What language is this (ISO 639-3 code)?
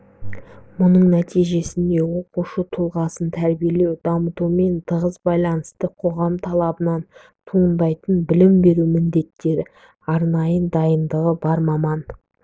kaz